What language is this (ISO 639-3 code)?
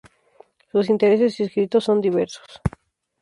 spa